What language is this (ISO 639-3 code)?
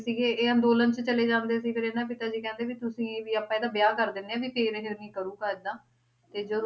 pan